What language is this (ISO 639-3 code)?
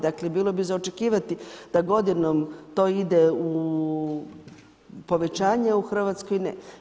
hrv